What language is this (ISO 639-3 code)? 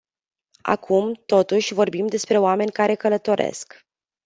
ron